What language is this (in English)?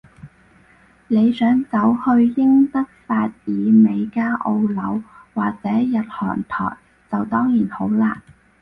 Cantonese